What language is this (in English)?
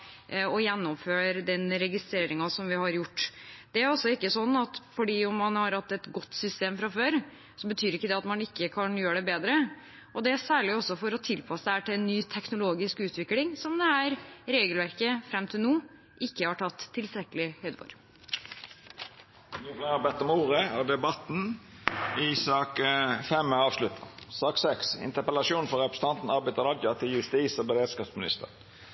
Norwegian